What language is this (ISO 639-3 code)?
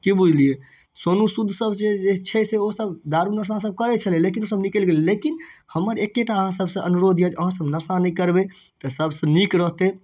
mai